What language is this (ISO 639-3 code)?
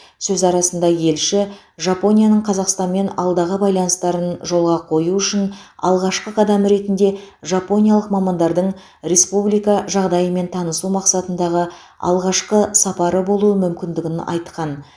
kaz